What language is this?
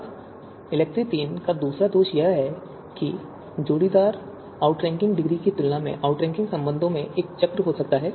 Hindi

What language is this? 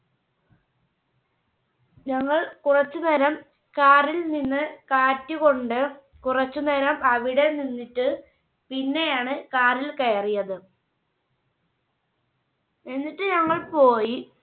Malayalam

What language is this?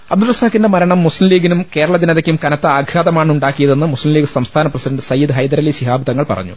Malayalam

